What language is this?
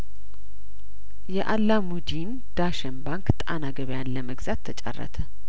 Amharic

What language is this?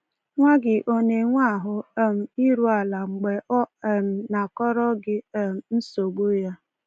Igbo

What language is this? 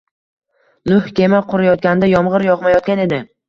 Uzbek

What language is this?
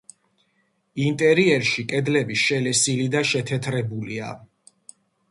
Georgian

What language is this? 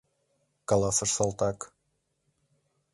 Mari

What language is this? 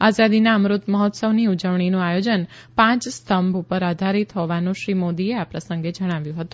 Gujarati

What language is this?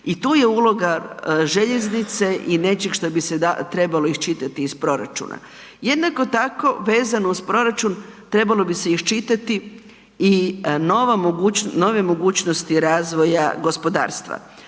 Croatian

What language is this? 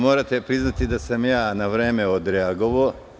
Serbian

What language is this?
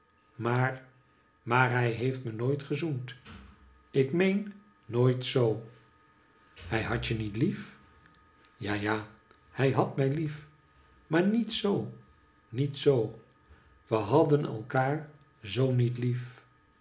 Dutch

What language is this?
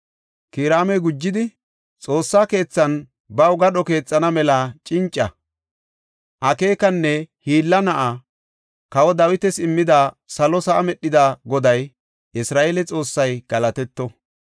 Gofa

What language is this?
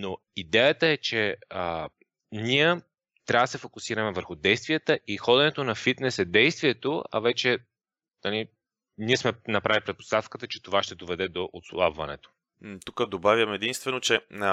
Bulgarian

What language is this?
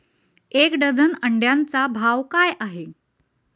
Marathi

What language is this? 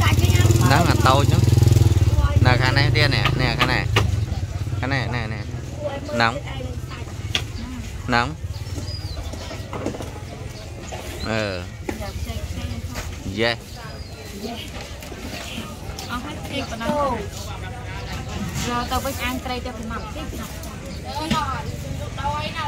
Vietnamese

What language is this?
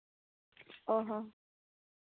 Santali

